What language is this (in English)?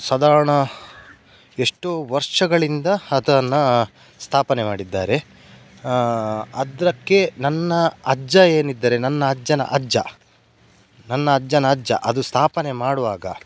Kannada